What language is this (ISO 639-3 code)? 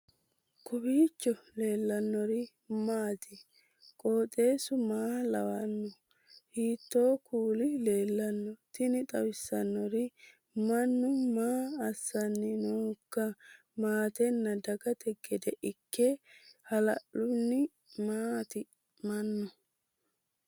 sid